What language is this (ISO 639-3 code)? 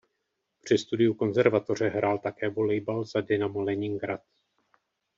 ces